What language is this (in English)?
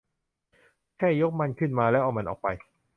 Thai